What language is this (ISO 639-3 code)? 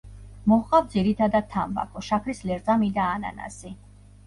kat